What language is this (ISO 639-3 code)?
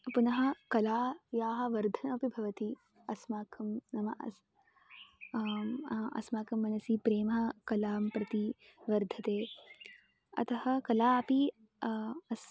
san